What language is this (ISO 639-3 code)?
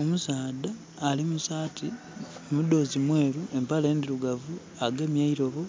xog